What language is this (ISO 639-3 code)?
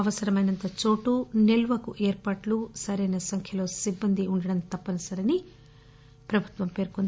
tel